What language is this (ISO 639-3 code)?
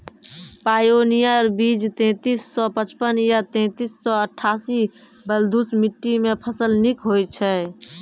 mai